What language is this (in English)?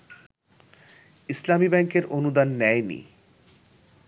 Bangla